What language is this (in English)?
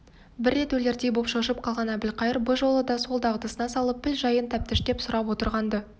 Kazakh